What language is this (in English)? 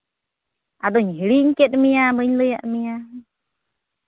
Santali